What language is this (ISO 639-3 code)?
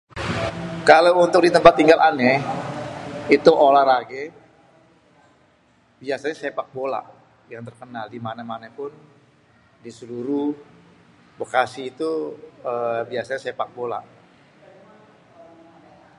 bew